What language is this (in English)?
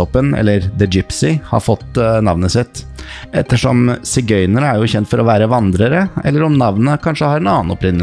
Norwegian